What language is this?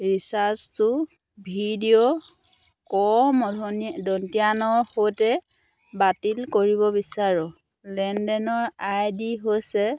Assamese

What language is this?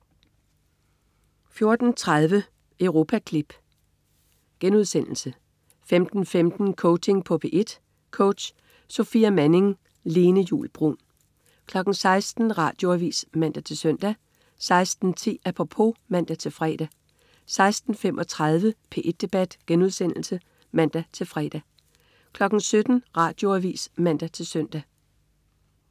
Danish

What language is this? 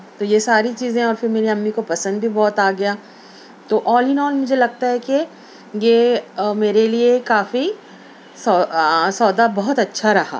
Urdu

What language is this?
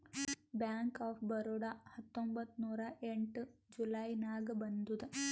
Kannada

